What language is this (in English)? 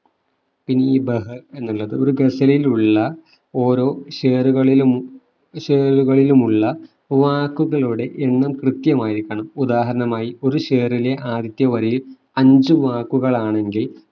Malayalam